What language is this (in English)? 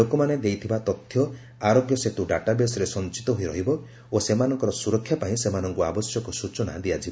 Odia